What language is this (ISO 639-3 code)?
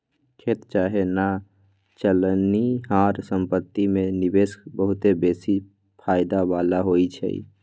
mag